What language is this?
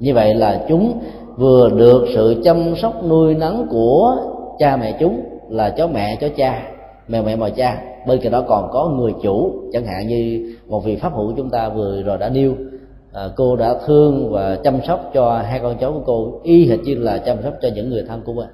Vietnamese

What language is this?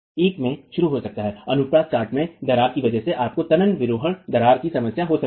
Hindi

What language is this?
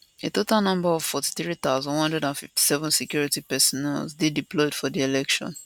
Nigerian Pidgin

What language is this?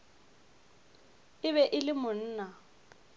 Northern Sotho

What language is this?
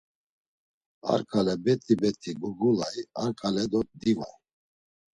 Laz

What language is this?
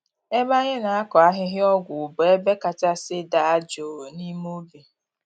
Igbo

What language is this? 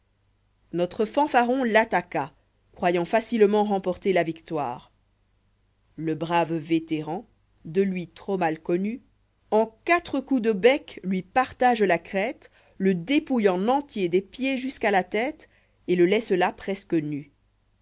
French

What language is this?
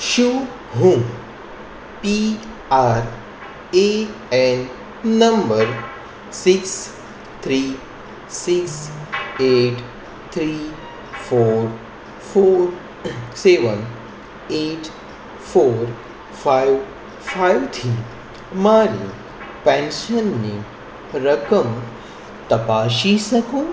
Gujarati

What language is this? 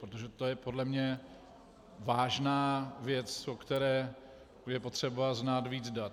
Czech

